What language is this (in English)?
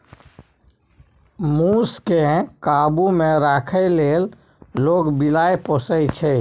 Maithili